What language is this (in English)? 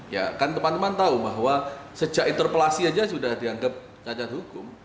Indonesian